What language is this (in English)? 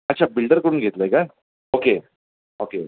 Marathi